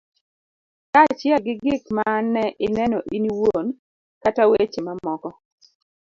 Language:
Luo (Kenya and Tanzania)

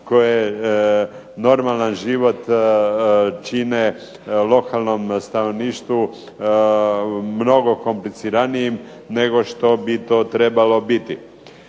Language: Croatian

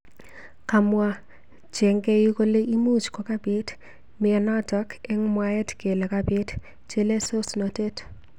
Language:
Kalenjin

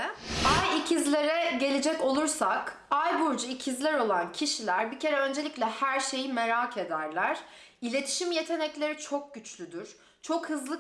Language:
Turkish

